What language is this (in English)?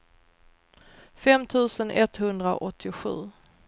Swedish